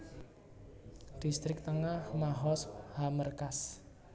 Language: Javanese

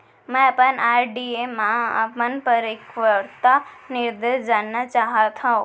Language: Chhattisgarhi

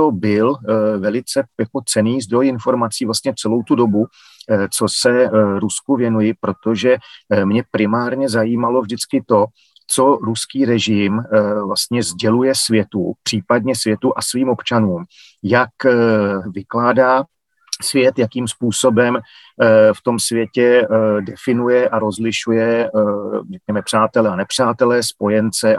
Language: Czech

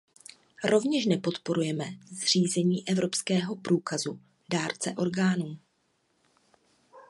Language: Czech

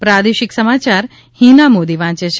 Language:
Gujarati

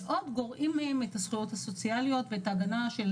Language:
Hebrew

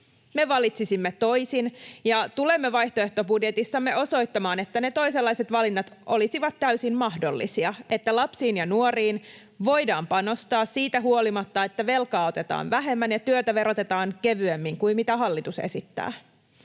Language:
Finnish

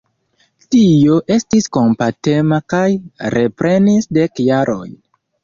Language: Esperanto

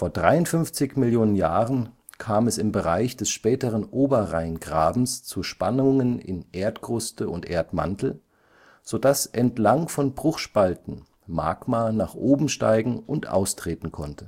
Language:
German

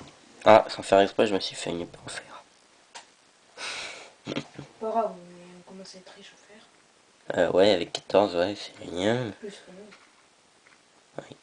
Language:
French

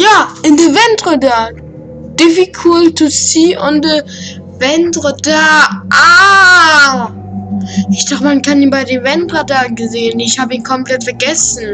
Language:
German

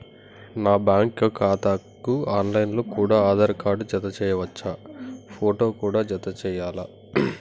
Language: Telugu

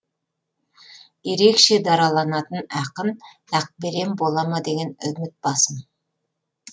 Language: Kazakh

